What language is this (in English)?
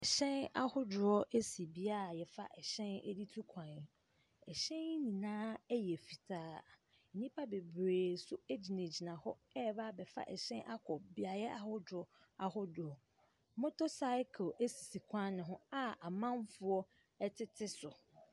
Akan